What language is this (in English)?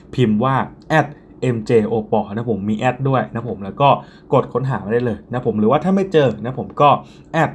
Thai